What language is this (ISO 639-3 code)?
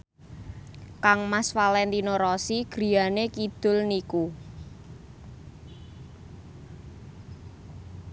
jav